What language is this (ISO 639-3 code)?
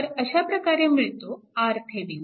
mar